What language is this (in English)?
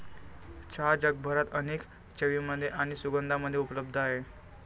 Marathi